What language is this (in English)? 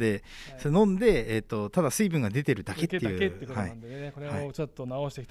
Japanese